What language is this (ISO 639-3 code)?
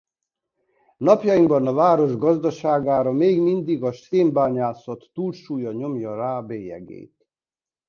hun